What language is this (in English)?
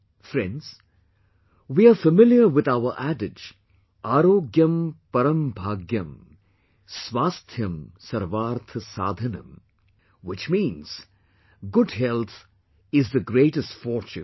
English